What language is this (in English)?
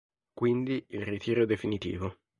Italian